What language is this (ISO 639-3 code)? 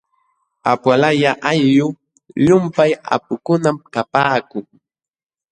qxw